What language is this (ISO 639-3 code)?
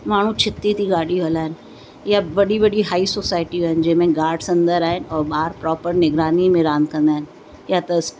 snd